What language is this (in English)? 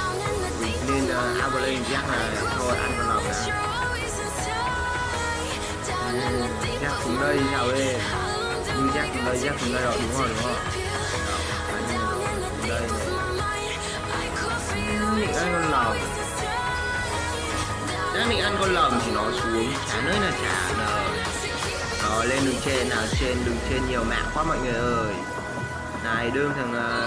Vietnamese